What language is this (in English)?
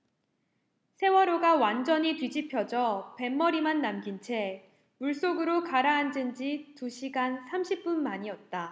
Korean